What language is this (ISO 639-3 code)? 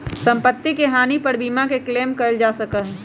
mag